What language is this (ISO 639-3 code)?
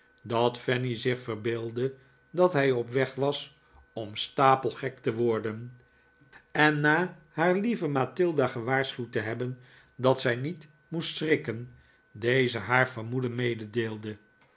nld